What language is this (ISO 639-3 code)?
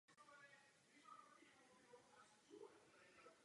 ces